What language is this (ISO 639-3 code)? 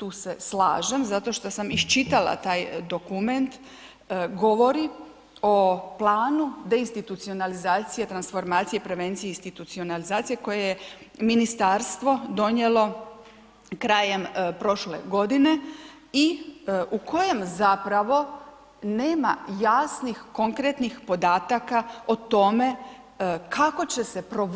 hrv